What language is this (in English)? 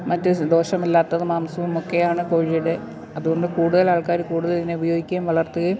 Malayalam